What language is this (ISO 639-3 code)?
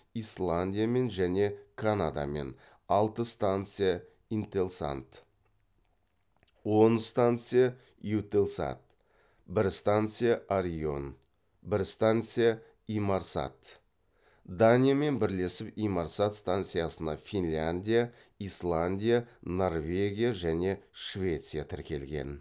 kaz